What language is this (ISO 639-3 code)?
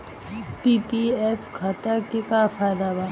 bho